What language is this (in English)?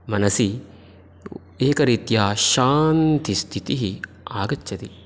Sanskrit